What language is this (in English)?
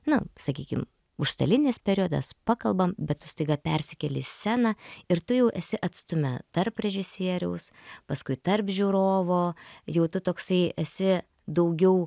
Lithuanian